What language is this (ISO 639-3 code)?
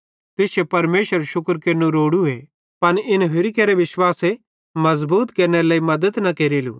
bhd